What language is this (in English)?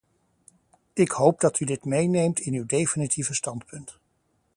Dutch